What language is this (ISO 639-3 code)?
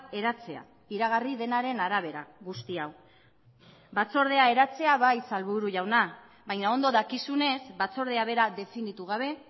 eus